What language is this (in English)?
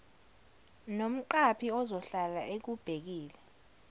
Zulu